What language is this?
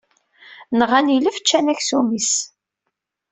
Kabyle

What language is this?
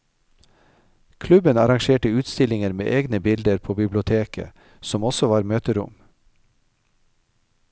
Norwegian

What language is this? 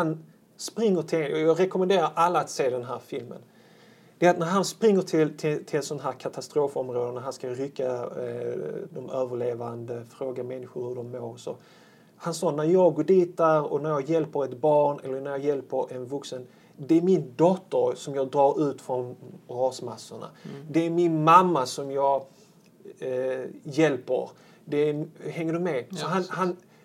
Swedish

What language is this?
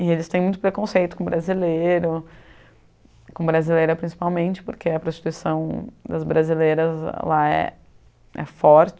Portuguese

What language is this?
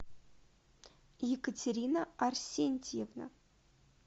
Russian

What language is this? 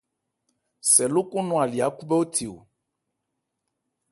Ebrié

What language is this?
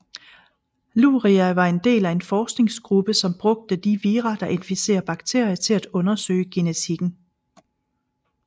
Danish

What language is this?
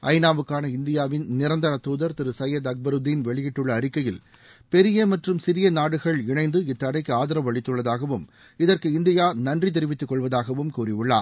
Tamil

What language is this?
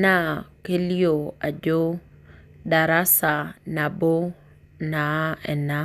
Masai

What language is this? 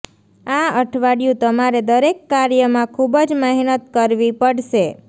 Gujarati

